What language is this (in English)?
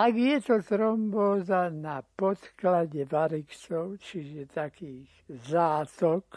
Slovak